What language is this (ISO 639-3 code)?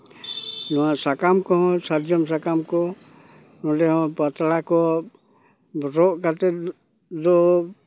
sat